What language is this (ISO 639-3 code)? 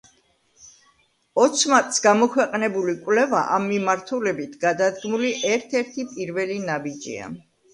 kat